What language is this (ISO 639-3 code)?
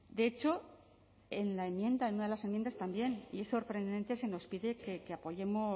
spa